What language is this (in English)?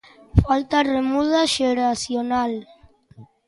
Galician